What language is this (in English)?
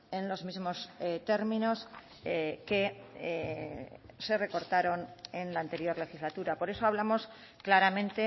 Spanish